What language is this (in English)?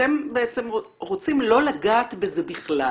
Hebrew